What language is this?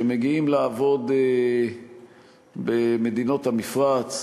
Hebrew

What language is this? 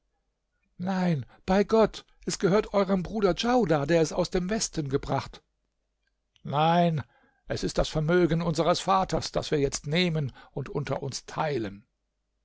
German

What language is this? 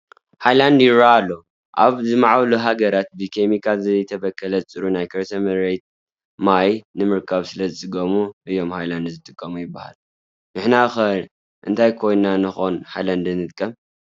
Tigrinya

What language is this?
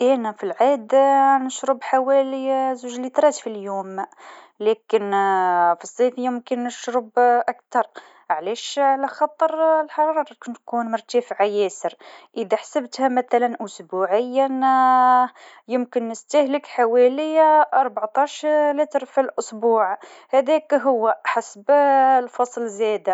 Tunisian Arabic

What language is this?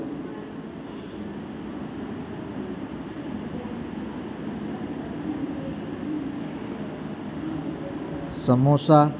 Gujarati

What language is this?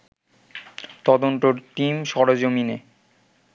Bangla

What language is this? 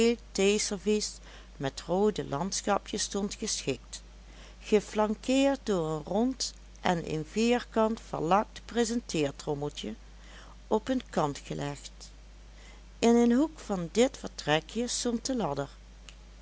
Dutch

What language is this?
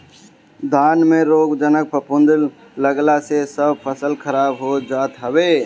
Bhojpuri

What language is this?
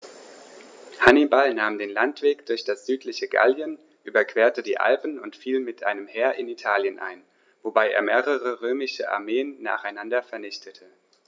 German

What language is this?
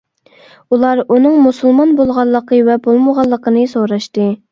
Uyghur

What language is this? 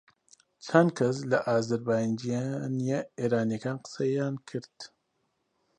Central Kurdish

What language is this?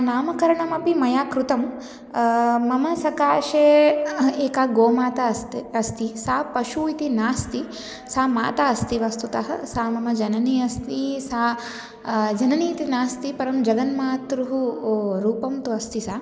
Sanskrit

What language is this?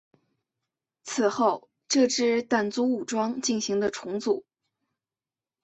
Chinese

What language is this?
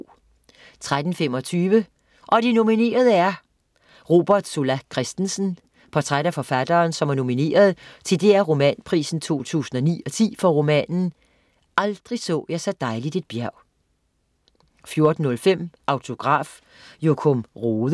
Danish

